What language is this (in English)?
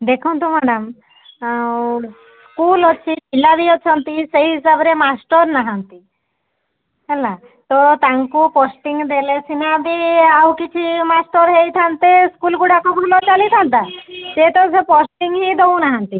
Odia